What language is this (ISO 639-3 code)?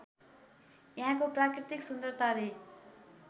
nep